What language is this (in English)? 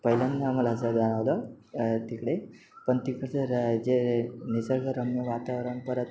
Marathi